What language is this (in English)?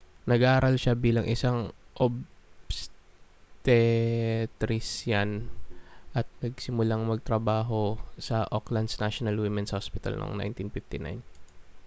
Filipino